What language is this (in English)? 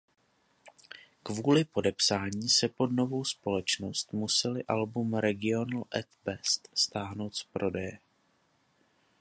Czech